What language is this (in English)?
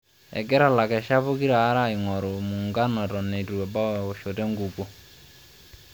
Masai